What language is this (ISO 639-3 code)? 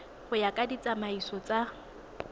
tsn